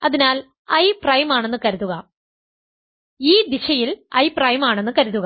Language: Malayalam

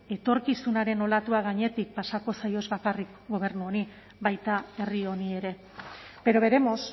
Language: Basque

